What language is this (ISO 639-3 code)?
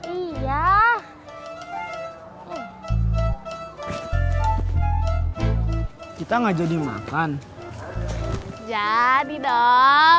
ind